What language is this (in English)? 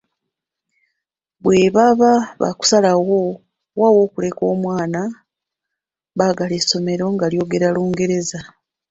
Ganda